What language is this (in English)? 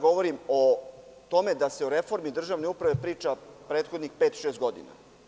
Serbian